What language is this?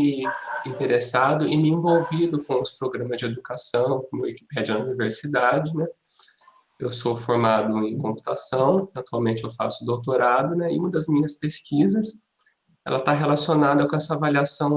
Portuguese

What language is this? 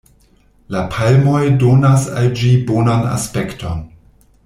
Esperanto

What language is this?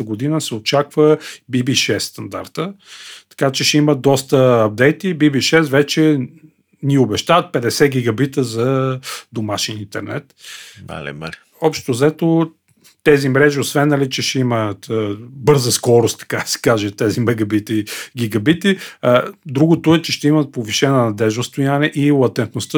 Bulgarian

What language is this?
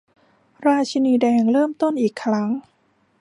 Thai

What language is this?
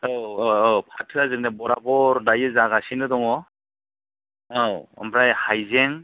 Bodo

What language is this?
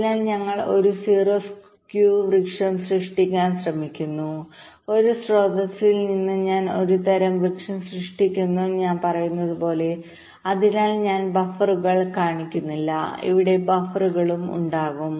Malayalam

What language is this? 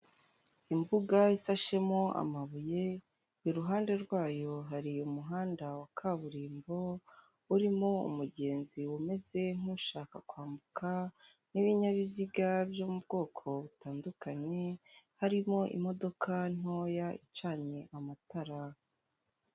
Kinyarwanda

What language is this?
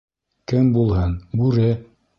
Bashkir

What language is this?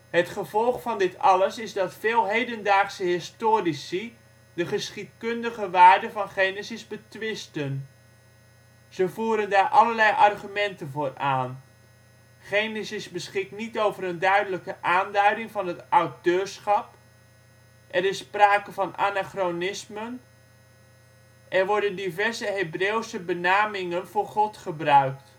Dutch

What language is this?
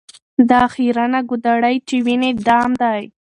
Pashto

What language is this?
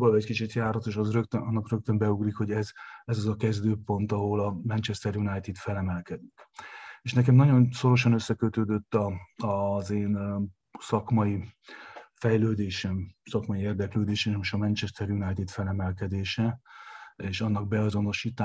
Hungarian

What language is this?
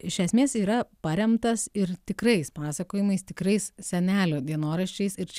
Lithuanian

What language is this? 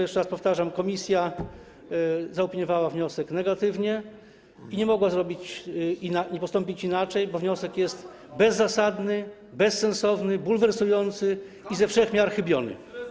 Polish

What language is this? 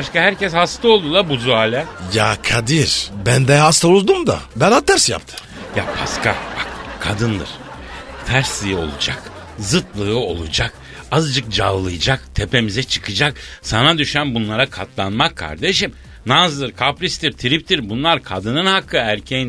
Turkish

